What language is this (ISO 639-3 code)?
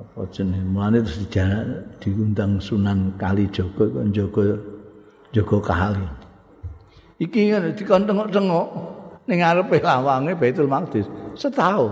ind